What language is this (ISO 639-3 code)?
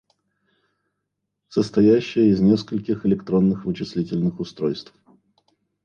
rus